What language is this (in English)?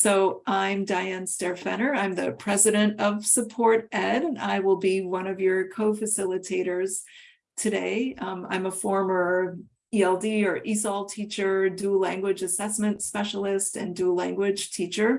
English